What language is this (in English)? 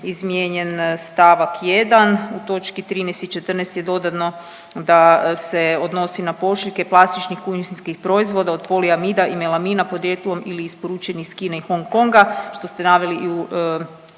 Croatian